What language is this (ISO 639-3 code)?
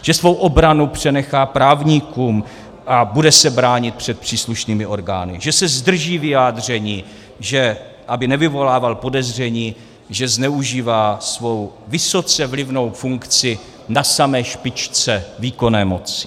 ces